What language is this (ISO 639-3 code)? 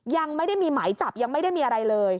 tha